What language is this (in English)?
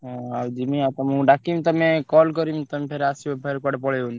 Odia